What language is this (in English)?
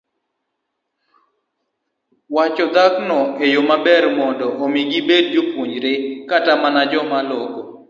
Luo (Kenya and Tanzania)